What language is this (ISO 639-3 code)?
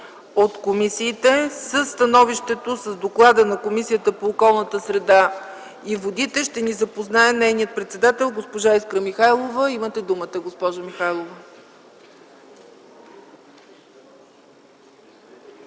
bul